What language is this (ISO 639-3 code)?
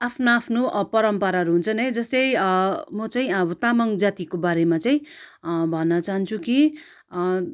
nep